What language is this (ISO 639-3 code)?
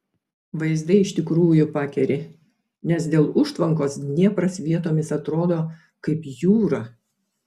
lit